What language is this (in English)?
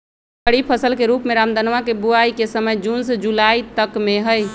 Magahi